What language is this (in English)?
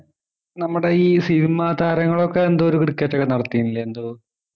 Malayalam